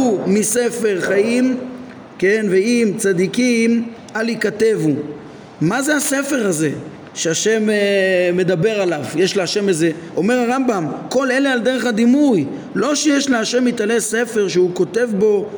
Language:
Hebrew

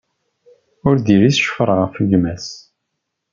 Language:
Kabyle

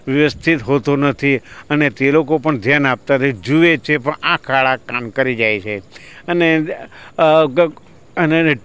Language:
Gujarati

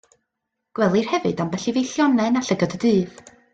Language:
Welsh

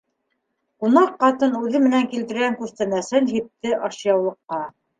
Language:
Bashkir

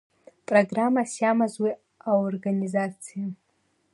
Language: Abkhazian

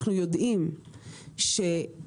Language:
Hebrew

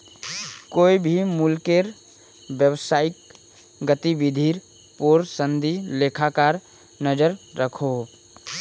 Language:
Magahi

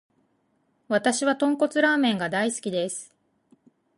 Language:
Japanese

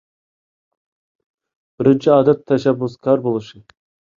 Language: Uyghur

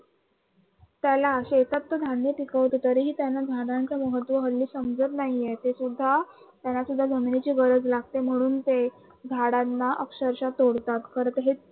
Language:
Marathi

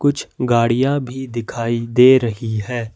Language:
Hindi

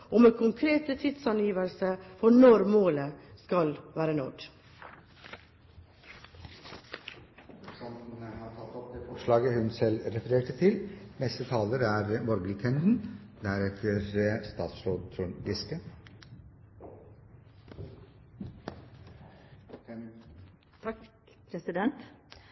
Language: Norwegian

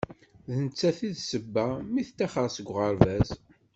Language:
Kabyle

